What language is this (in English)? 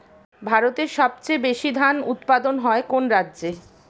Bangla